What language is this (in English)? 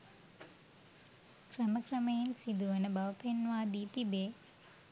Sinhala